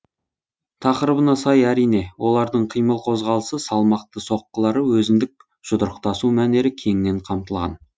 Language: Kazakh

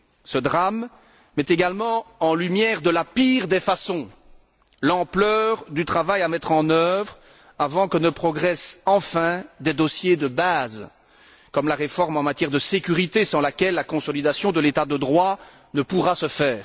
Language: French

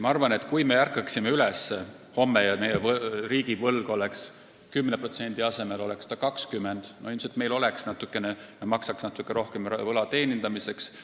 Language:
Estonian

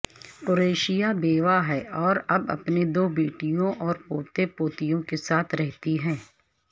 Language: Urdu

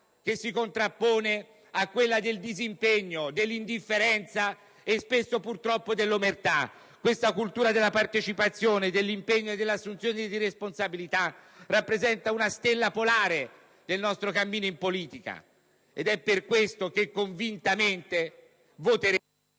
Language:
Italian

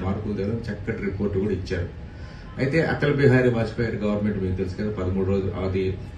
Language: Telugu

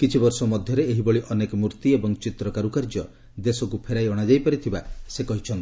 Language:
Odia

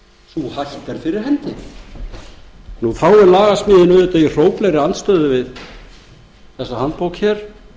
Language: Icelandic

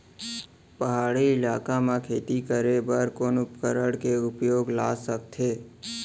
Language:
Chhattisgarhi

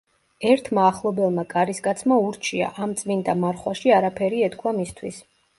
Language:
Georgian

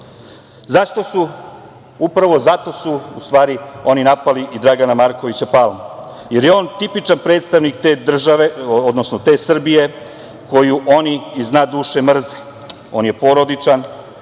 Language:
Serbian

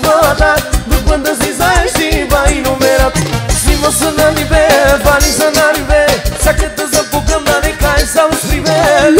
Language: Bulgarian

